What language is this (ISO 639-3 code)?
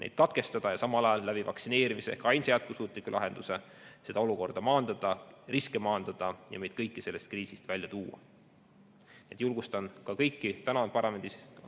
est